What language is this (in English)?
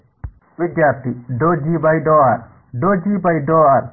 Kannada